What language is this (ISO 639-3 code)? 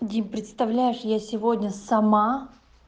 rus